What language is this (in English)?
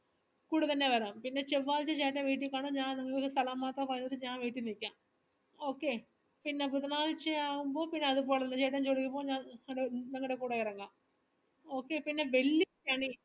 Malayalam